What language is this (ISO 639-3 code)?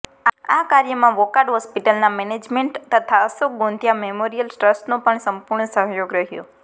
guj